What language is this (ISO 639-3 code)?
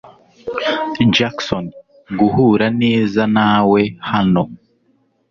kin